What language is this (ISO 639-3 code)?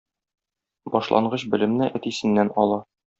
tat